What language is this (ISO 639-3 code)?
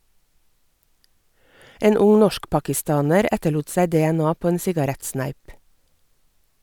nor